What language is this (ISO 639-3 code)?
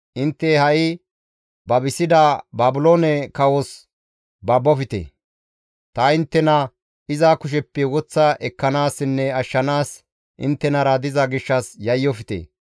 gmv